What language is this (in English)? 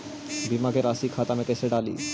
Magahi